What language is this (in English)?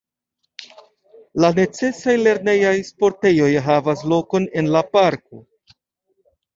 Esperanto